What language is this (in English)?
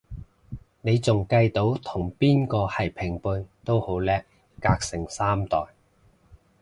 Cantonese